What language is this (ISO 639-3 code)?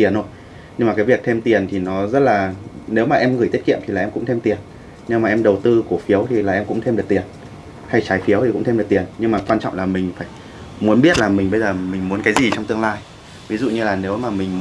vie